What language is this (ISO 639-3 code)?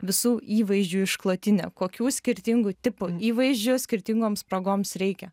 lit